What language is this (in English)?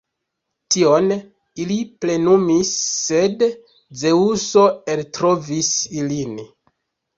Esperanto